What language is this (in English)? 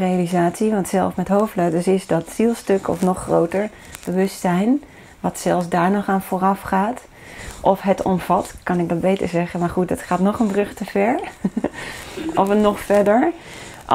Dutch